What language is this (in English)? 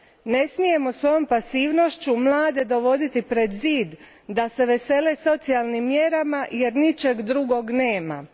Croatian